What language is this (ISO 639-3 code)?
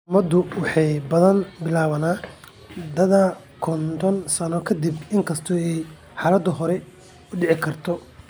som